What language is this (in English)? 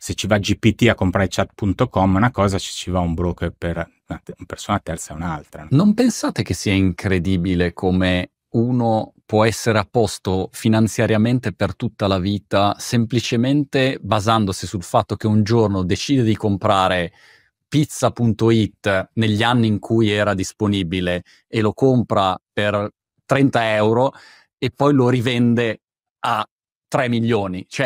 Italian